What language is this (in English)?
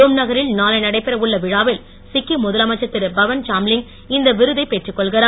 Tamil